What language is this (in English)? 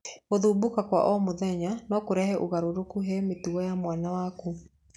Kikuyu